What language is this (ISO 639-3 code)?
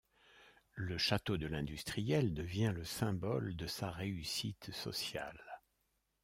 fra